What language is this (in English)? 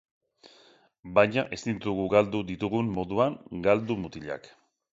Basque